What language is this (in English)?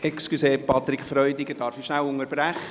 Swiss German